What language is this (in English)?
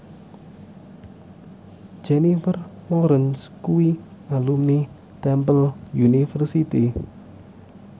Javanese